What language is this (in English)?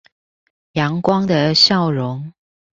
Chinese